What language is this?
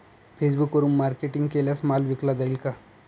Marathi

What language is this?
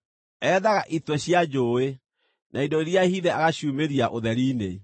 Kikuyu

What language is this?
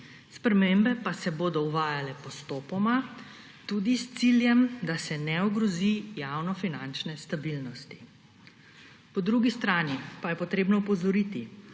Slovenian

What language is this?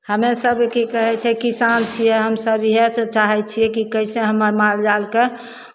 Maithili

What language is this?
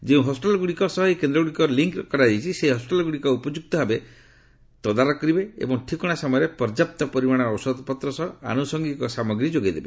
Odia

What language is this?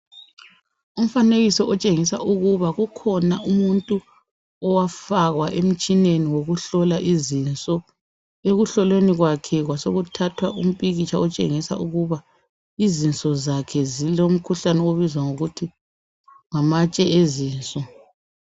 North Ndebele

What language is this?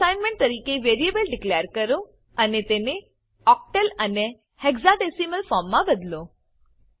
Gujarati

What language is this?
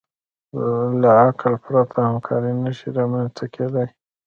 Pashto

